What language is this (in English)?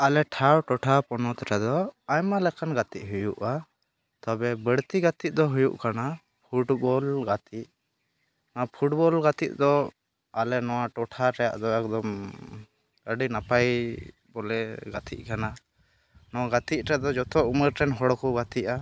Santali